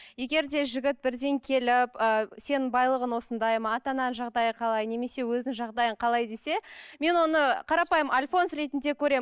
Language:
Kazakh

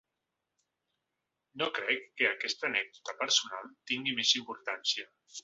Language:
Catalan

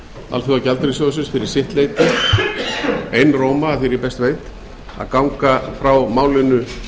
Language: Icelandic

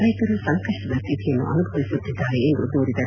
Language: Kannada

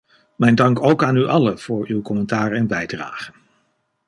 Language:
Dutch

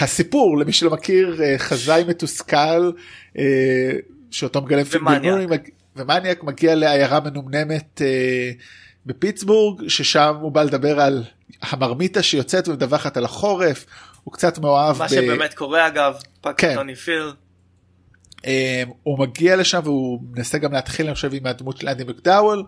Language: Hebrew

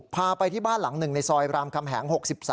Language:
Thai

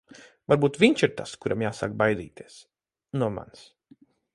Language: Latvian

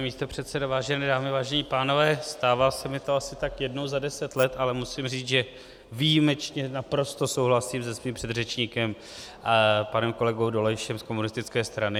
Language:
Czech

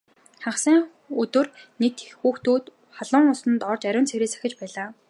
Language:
Mongolian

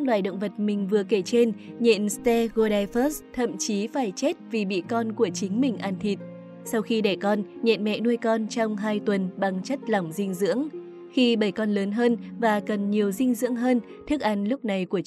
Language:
Vietnamese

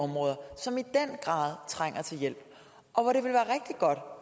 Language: Danish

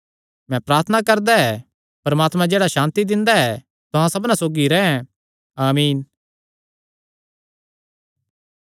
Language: Kangri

